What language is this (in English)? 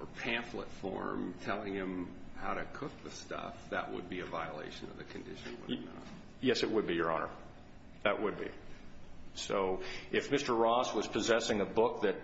English